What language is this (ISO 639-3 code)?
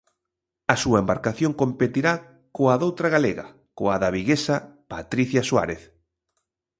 glg